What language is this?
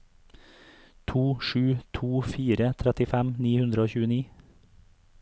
Norwegian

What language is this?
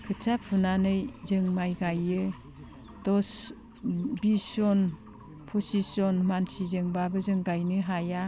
Bodo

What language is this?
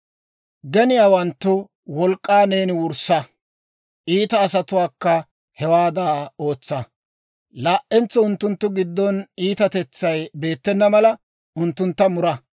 Dawro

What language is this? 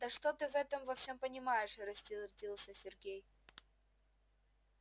Russian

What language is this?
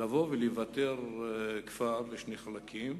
Hebrew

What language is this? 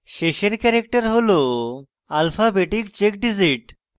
Bangla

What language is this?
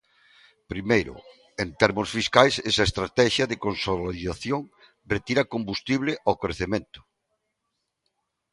Galician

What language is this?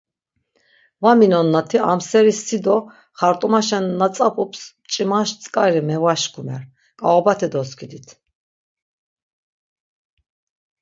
Laz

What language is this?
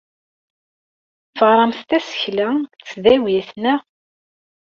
Kabyle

